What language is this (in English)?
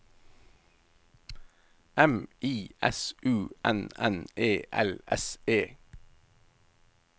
Norwegian